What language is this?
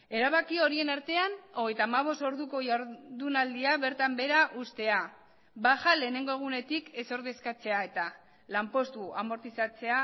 Basque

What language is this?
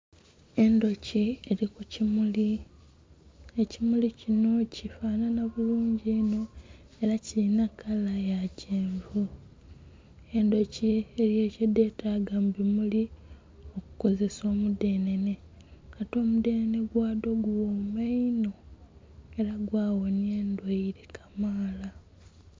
Soga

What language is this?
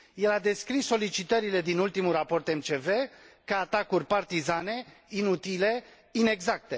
Romanian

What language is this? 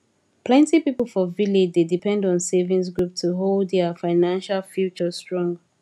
Nigerian Pidgin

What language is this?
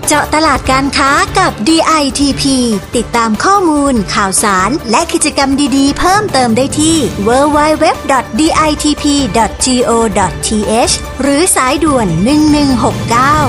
Thai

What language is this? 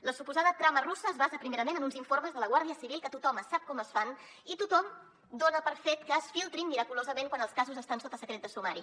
Catalan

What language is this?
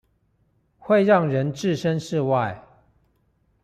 Chinese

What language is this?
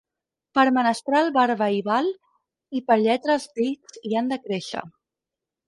Catalan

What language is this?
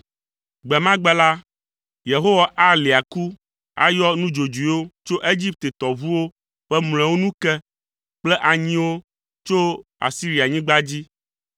Ewe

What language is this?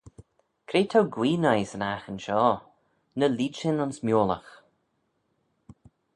Manx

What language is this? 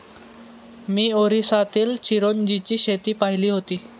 Marathi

